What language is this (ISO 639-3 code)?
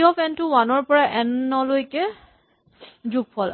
asm